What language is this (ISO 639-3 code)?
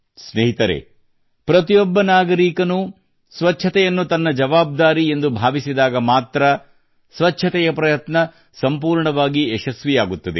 kan